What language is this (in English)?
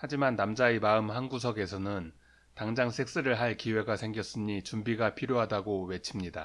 Korean